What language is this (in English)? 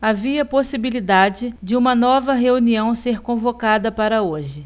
Portuguese